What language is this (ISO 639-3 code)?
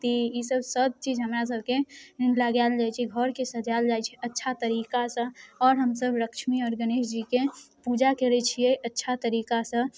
mai